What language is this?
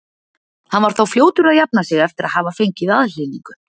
Icelandic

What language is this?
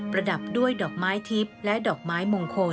Thai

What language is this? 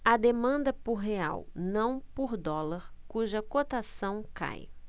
Portuguese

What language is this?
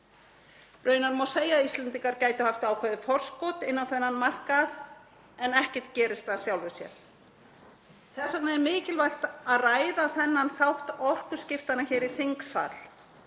Icelandic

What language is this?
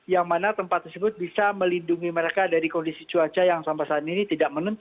Indonesian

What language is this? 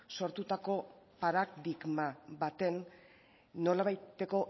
Basque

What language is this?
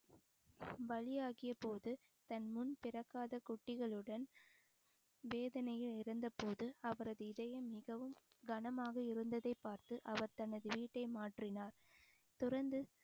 Tamil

